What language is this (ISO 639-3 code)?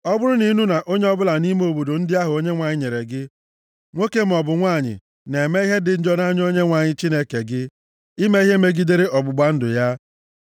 ibo